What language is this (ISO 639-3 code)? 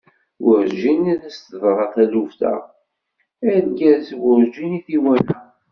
kab